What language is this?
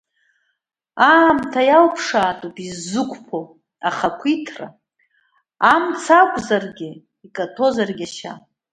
Abkhazian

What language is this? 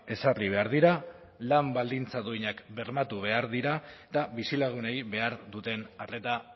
Basque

